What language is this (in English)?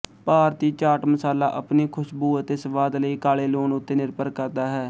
Punjabi